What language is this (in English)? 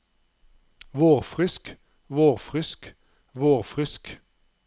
Norwegian